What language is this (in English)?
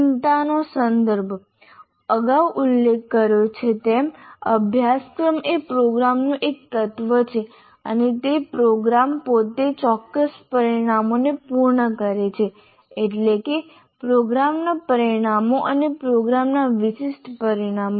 Gujarati